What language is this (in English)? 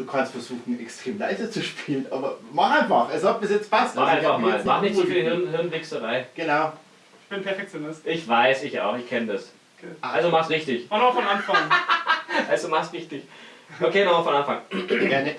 German